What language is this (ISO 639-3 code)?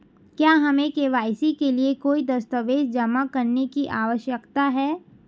hin